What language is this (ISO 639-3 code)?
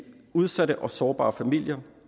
dan